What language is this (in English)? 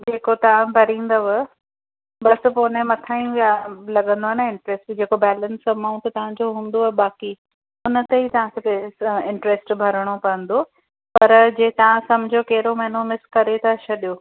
Sindhi